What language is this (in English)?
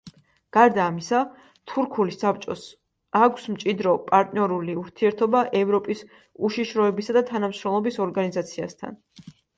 Georgian